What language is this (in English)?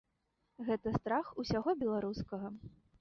Belarusian